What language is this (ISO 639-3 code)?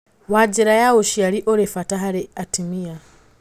kik